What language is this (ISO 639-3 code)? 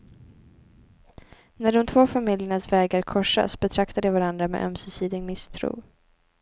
swe